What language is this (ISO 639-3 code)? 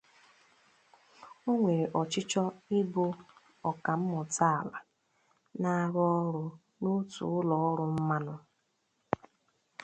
ibo